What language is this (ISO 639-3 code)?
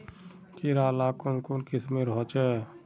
mag